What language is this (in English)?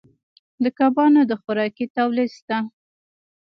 Pashto